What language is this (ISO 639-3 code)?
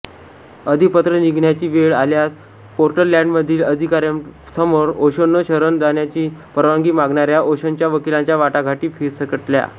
mar